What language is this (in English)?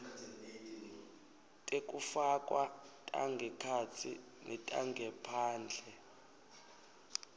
Swati